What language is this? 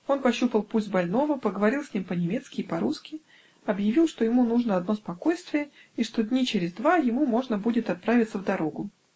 Russian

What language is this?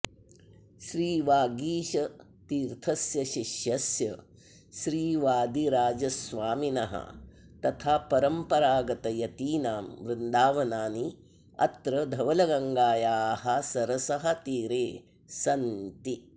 Sanskrit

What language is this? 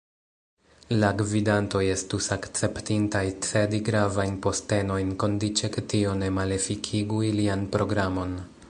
Esperanto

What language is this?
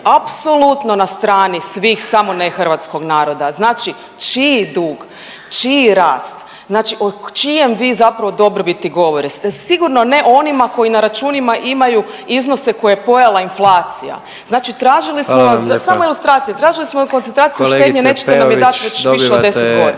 Croatian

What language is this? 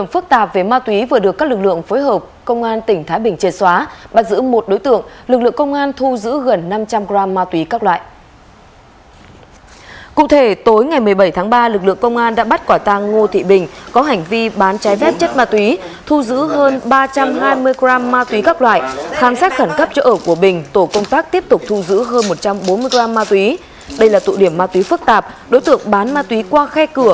Vietnamese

